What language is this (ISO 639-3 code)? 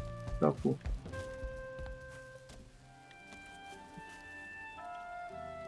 kor